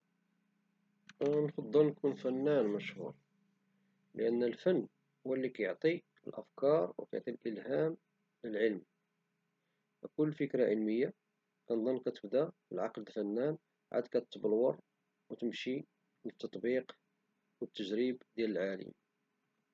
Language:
Moroccan Arabic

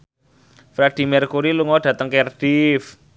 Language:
Javanese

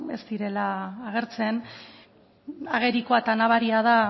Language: Basque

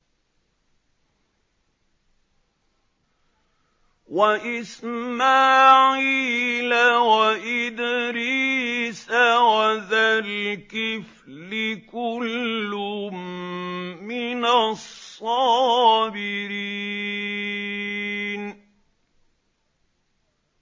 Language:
Arabic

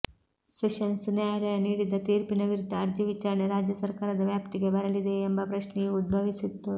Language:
Kannada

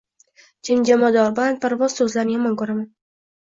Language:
Uzbek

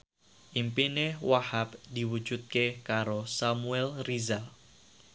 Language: Javanese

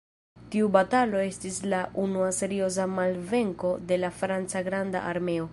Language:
Esperanto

